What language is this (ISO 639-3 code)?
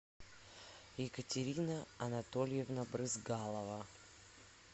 rus